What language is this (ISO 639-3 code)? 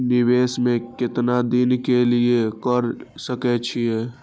mai